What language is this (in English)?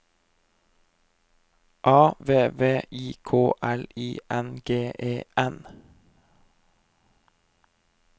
Norwegian